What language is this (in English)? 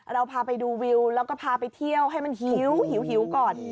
Thai